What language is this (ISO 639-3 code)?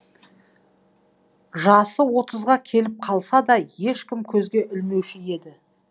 kaz